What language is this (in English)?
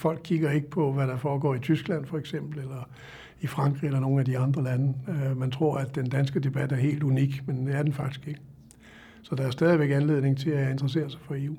Danish